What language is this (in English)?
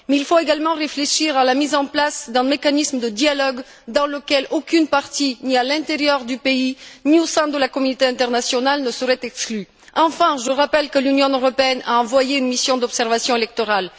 French